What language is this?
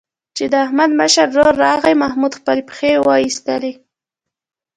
Pashto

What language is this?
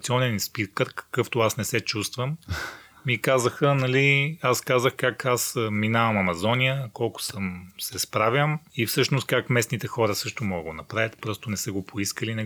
Bulgarian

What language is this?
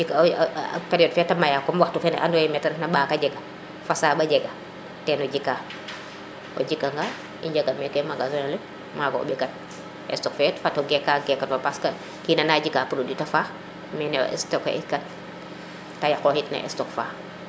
Serer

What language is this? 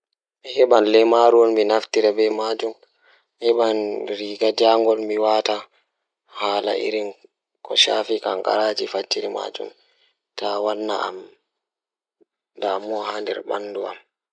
Fula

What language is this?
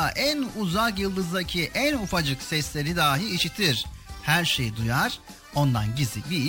Turkish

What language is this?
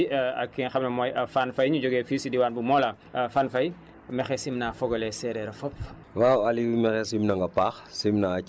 Wolof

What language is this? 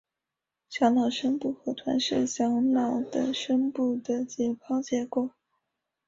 Chinese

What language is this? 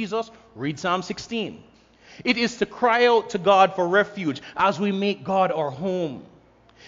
English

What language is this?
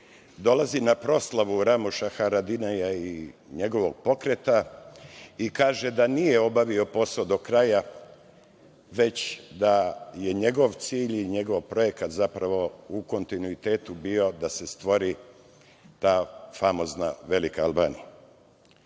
Serbian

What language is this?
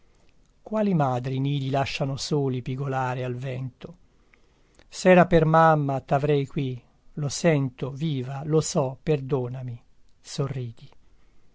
Italian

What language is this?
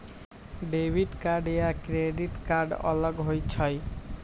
Magahi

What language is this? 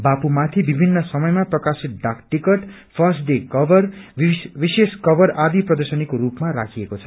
Nepali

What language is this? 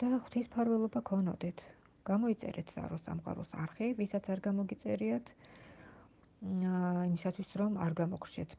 Georgian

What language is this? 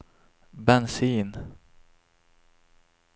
Swedish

